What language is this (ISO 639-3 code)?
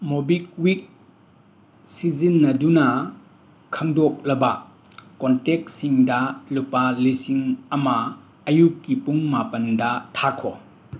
mni